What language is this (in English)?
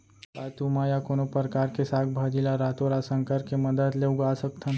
Chhattisgarhi